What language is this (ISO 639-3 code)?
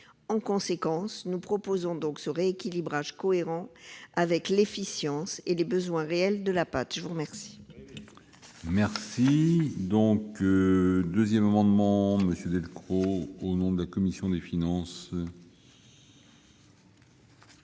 fra